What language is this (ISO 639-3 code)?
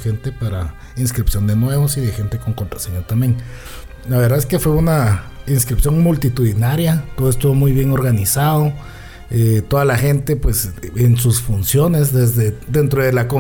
spa